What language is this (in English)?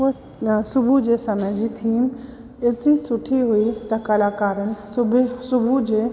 Sindhi